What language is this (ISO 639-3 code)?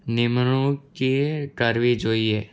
guj